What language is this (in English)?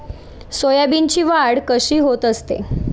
Marathi